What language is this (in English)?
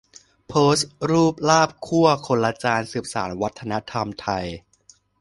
Thai